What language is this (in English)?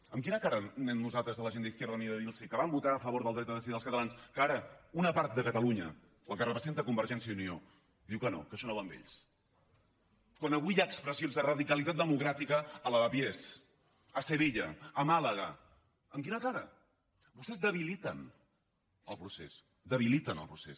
Catalan